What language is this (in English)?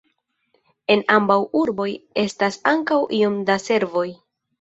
Esperanto